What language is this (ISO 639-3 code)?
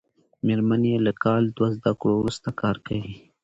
pus